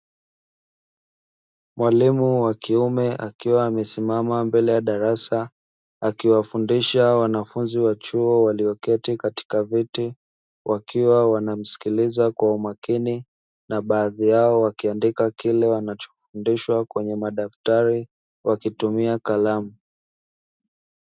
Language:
Swahili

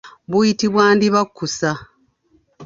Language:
Ganda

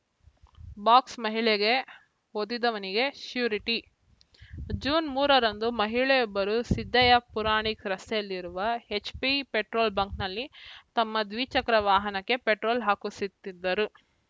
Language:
Kannada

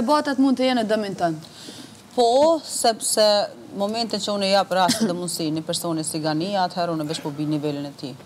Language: Romanian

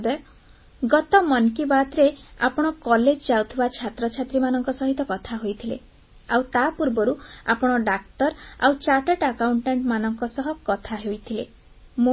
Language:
Odia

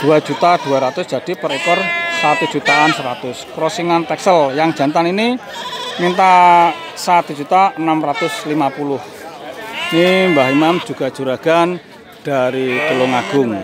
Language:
Indonesian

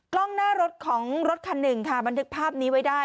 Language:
Thai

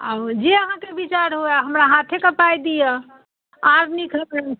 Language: Maithili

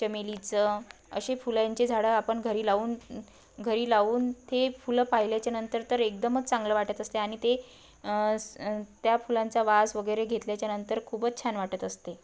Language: Marathi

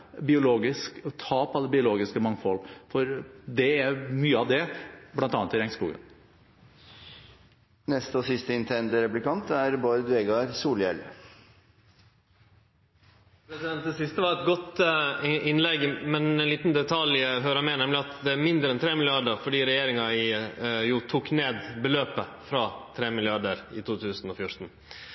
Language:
Norwegian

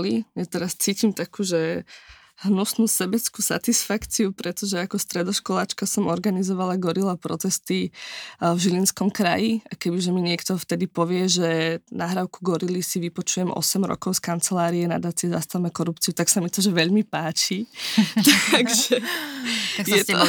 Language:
Slovak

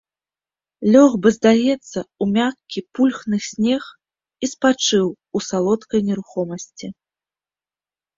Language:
Belarusian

